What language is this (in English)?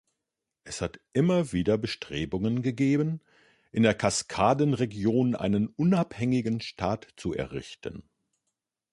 German